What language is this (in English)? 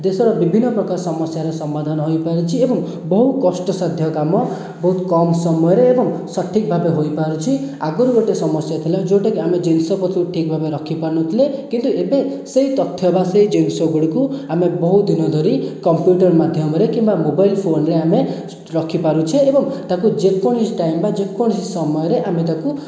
Odia